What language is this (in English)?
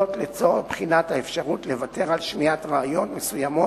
Hebrew